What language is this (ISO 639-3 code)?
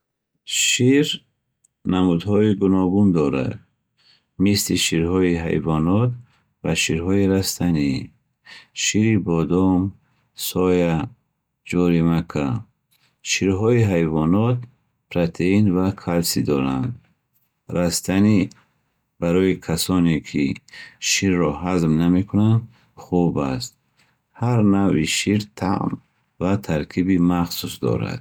bhh